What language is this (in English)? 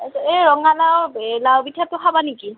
Assamese